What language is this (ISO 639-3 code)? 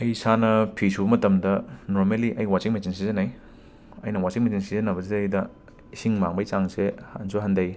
mni